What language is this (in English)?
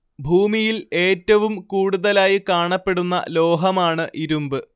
Malayalam